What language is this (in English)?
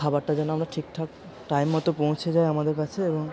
Bangla